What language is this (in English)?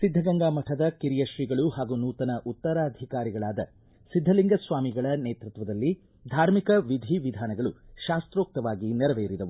Kannada